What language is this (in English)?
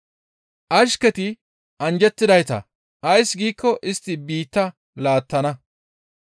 Gamo